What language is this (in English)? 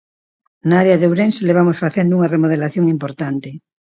Galician